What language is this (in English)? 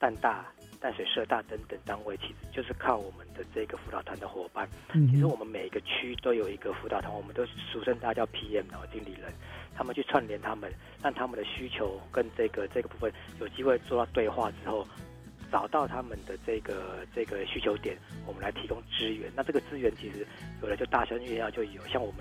Chinese